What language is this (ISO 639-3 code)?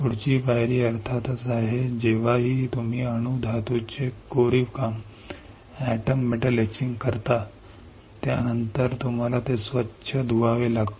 mar